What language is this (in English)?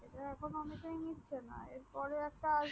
Bangla